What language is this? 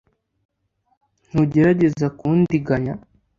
Kinyarwanda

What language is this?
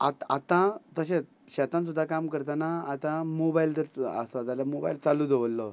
Konkani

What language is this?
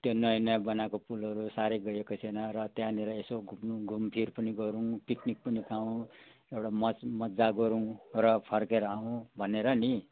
Nepali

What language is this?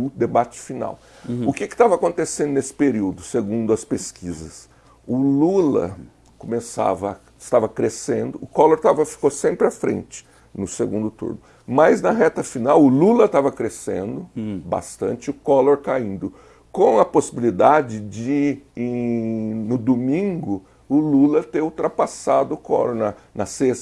Portuguese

